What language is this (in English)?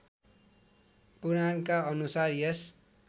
Nepali